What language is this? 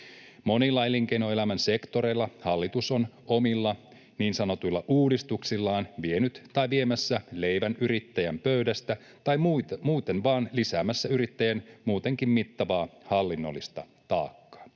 Finnish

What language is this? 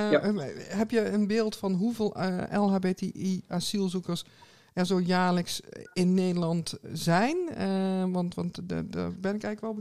Dutch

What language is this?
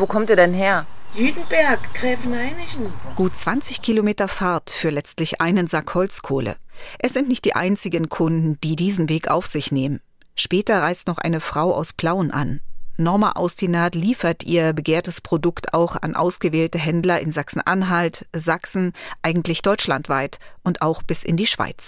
German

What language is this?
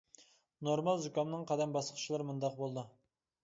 Uyghur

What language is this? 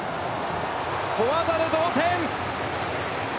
Japanese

